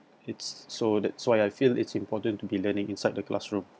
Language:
English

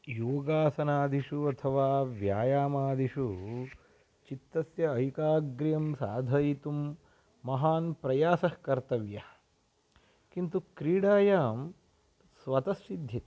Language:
Sanskrit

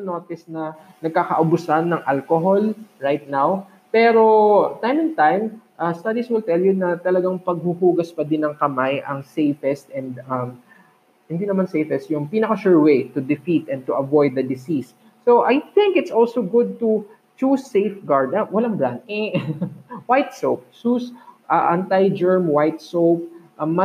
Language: Filipino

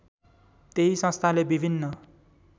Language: Nepali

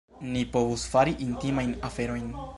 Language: Esperanto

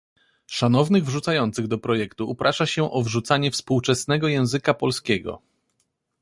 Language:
Polish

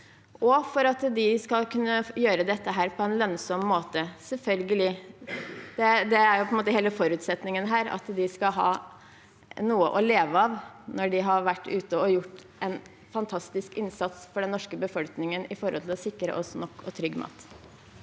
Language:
Norwegian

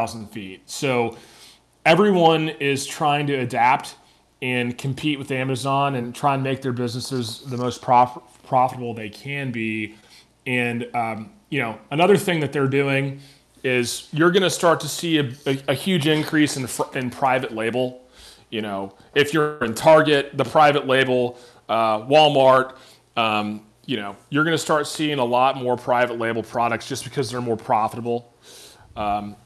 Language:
English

